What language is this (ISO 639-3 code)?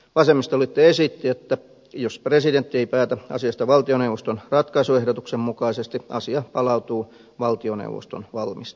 fin